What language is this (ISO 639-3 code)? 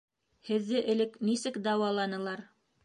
bak